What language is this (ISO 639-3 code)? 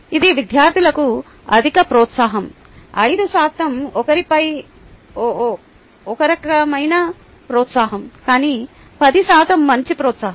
tel